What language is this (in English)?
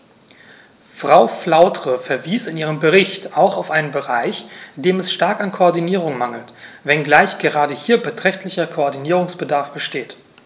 German